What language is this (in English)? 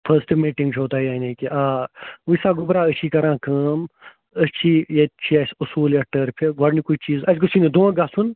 Kashmiri